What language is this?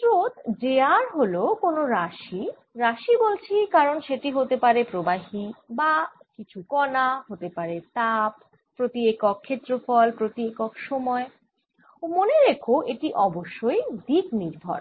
Bangla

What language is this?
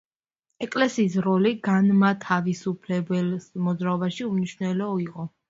Georgian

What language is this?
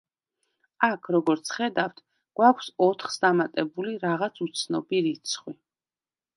Georgian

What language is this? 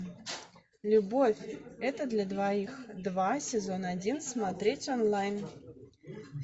Russian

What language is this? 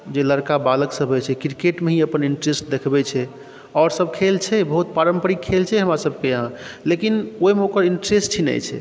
Maithili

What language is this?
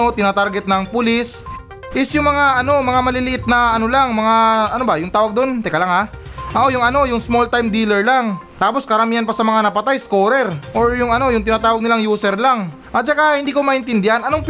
Filipino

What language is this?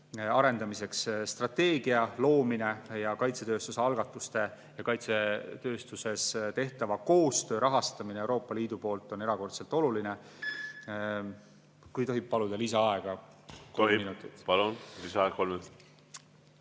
Estonian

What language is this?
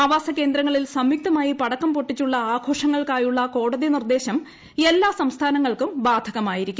Malayalam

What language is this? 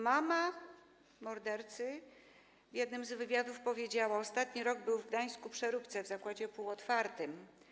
Polish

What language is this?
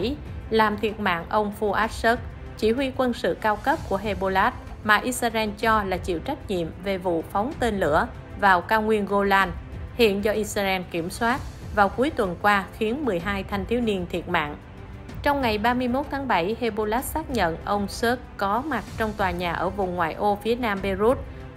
Vietnamese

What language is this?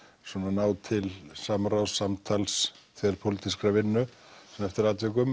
Icelandic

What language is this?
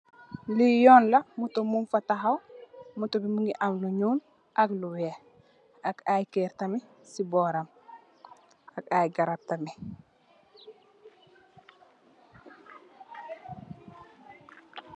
Wolof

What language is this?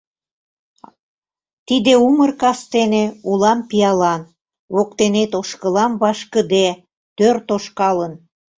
Mari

